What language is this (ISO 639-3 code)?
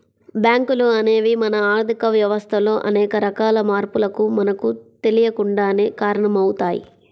tel